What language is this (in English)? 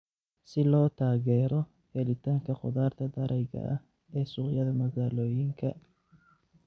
Somali